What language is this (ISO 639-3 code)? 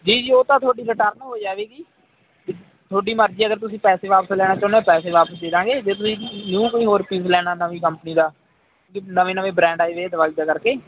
pan